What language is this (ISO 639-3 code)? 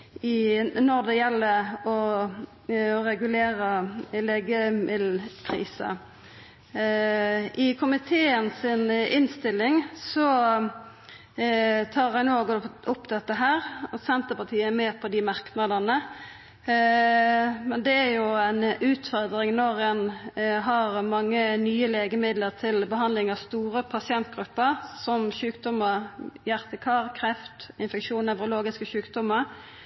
nno